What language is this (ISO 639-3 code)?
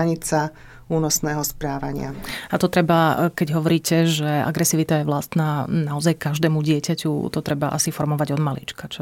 slk